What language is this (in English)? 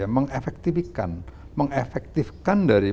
Indonesian